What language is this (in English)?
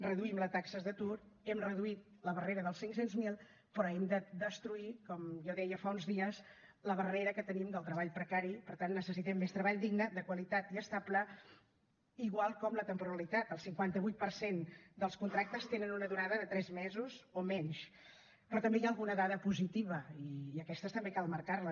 Catalan